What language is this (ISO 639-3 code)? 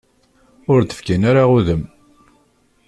kab